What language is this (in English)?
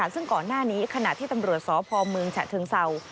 Thai